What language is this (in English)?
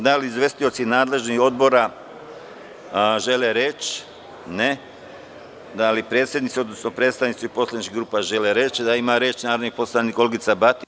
Serbian